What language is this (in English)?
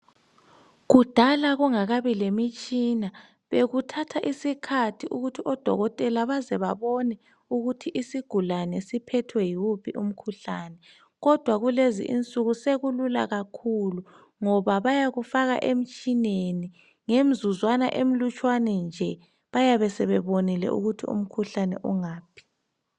North Ndebele